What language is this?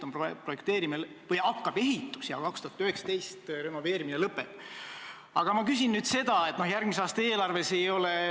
Estonian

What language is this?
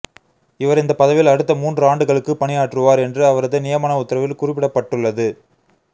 Tamil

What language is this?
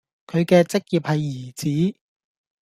Cantonese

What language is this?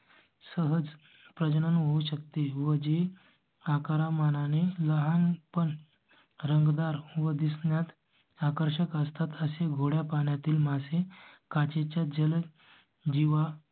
Marathi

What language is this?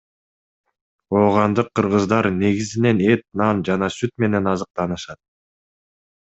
Kyrgyz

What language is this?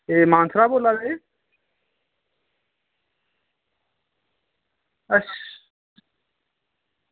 Dogri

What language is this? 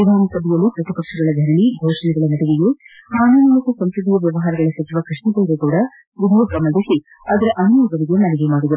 Kannada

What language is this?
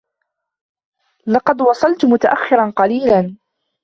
Arabic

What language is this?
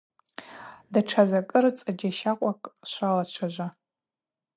Abaza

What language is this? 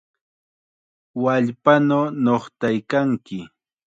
Chiquián Ancash Quechua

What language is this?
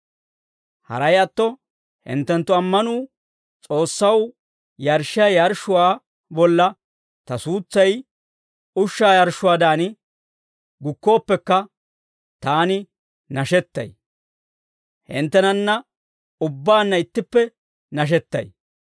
Dawro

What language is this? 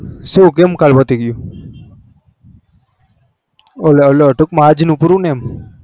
Gujarati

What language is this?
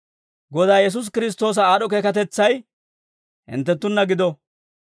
Dawro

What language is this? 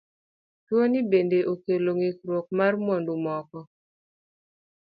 Luo (Kenya and Tanzania)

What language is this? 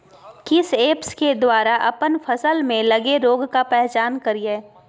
Magahi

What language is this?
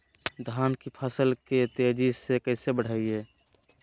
Magahi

